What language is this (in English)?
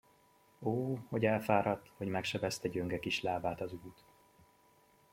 Hungarian